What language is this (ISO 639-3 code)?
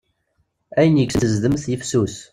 kab